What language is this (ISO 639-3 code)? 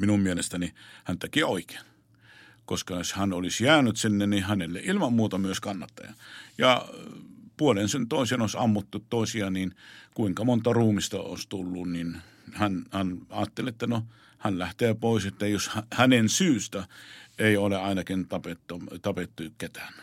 fin